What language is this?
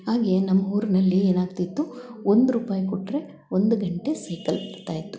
Kannada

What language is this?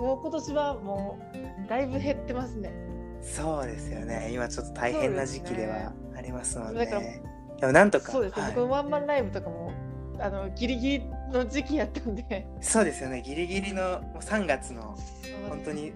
Japanese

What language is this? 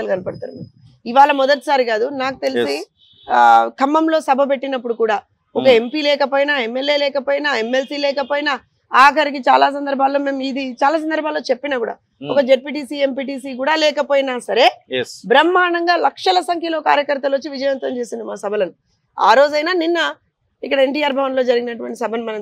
Telugu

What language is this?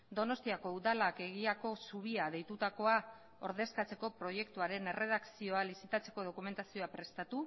Basque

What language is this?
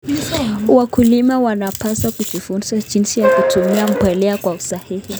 Kalenjin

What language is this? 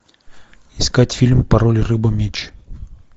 Russian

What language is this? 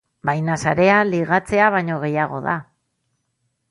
Basque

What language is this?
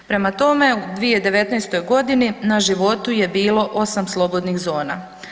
Croatian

